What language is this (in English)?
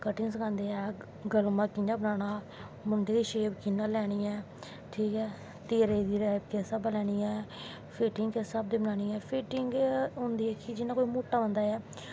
Dogri